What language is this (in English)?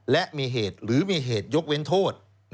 Thai